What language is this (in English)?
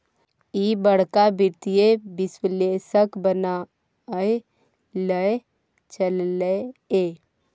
Maithili